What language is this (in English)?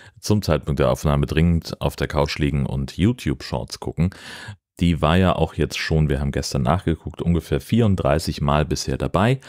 German